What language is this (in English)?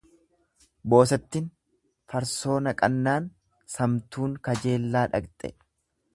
Oromo